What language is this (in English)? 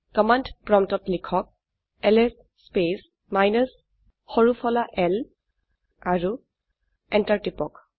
Assamese